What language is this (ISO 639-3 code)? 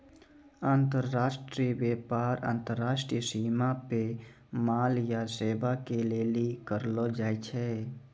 mai